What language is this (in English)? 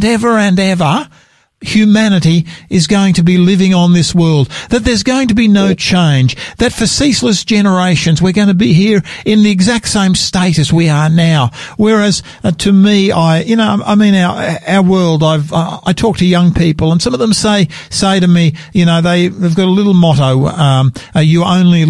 English